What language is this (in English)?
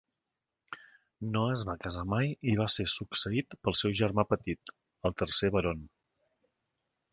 Catalan